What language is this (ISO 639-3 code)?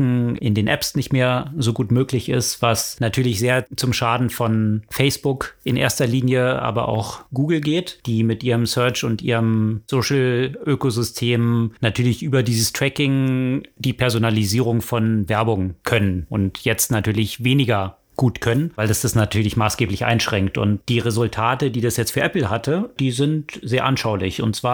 deu